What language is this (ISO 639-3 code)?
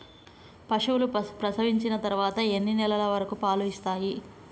tel